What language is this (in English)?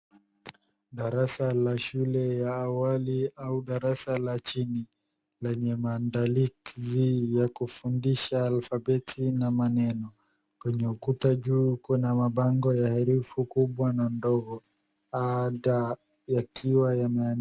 Swahili